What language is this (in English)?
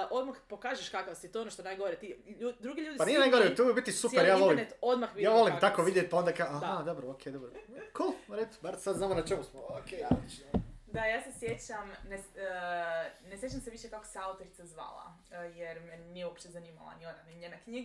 Croatian